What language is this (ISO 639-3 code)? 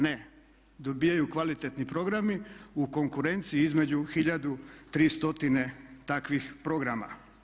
hrv